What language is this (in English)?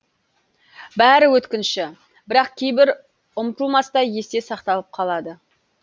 Kazakh